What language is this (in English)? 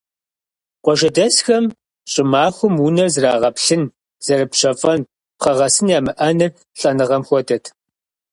Kabardian